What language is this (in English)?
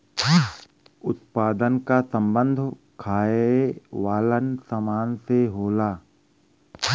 Bhojpuri